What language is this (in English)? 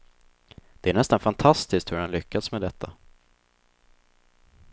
Swedish